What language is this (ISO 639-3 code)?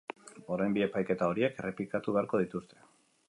eus